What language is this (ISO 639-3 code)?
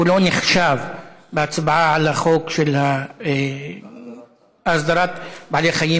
heb